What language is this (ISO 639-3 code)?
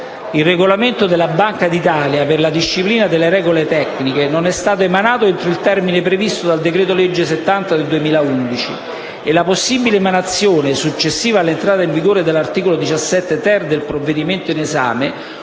ita